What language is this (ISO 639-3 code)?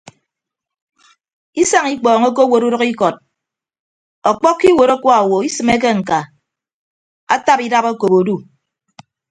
ibb